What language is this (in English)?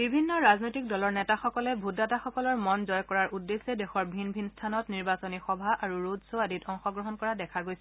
Assamese